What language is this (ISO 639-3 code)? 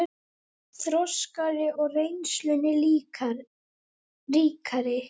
isl